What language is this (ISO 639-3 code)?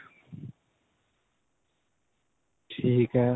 pan